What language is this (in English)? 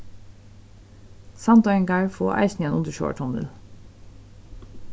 Faroese